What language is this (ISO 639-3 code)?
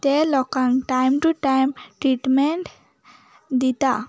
kok